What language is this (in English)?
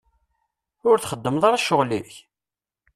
Kabyle